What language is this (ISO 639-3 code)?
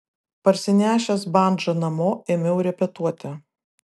lit